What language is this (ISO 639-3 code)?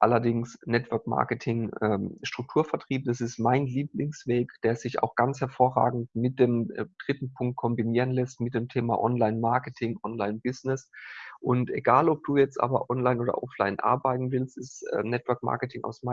deu